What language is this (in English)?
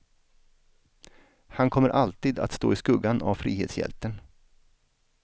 Swedish